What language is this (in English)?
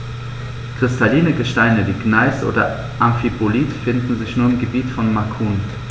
German